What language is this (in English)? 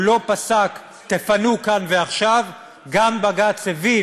Hebrew